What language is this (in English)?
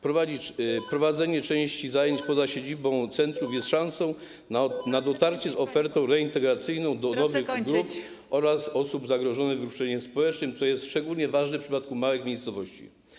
Polish